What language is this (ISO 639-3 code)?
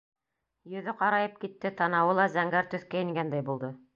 bak